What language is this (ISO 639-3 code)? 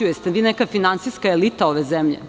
srp